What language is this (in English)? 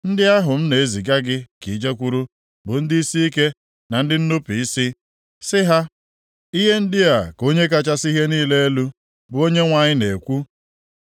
Igbo